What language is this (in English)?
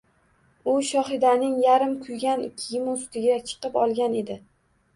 Uzbek